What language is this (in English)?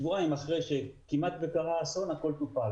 Hebrew